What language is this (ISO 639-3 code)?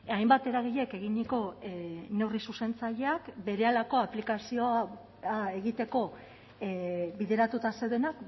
eus